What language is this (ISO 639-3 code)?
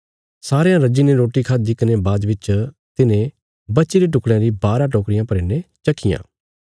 kfs